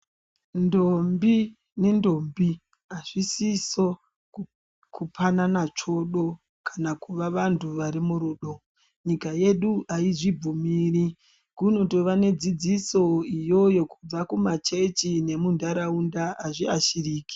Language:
Ndau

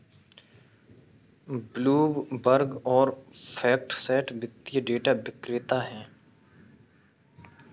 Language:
Hindi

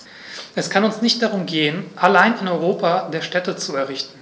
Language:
German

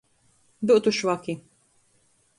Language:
Latgalian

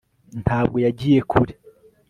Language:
Kinyarwanda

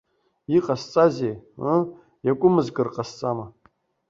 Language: Abkhazian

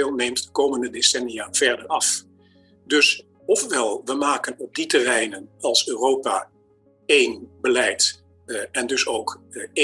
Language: Dutch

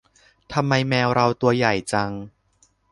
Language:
Thai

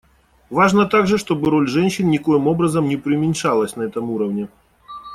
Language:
Russian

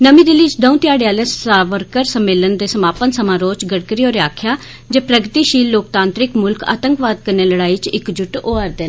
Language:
Dogri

